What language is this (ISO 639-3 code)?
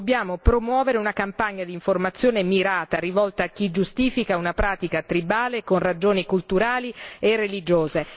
ita